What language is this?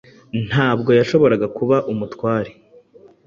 Kinyarwanda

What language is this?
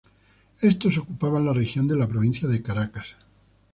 Spanish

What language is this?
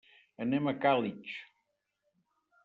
Catalan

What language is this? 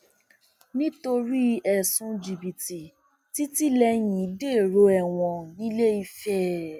Yoruba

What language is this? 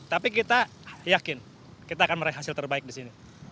Indonesian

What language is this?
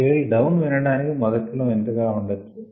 Telugu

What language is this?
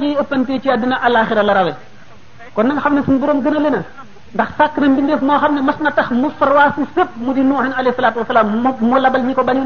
Arabic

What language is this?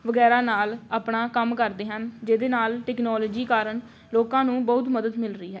Punjabi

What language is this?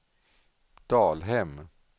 Swedish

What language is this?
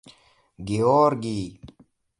Russian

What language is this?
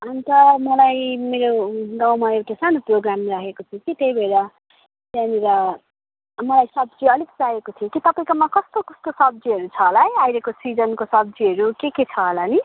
Nepali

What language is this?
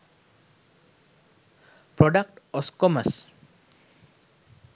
Sinhala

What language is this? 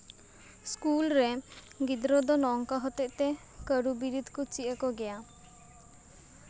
Santali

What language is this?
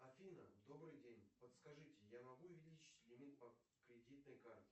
Russian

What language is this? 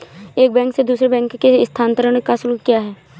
Hindi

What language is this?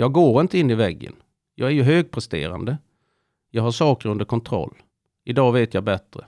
Swedish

